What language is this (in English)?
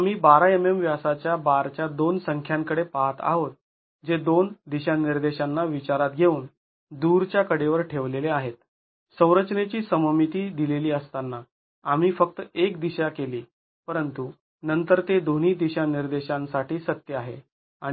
Marathi